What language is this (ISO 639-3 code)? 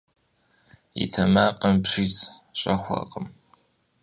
kbd